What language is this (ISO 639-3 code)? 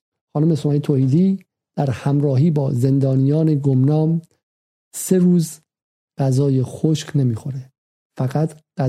fas